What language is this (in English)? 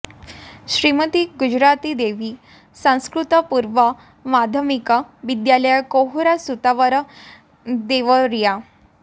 Sanskrit